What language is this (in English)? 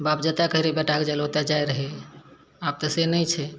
Maithili